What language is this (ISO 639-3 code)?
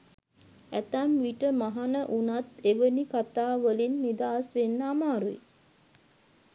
sin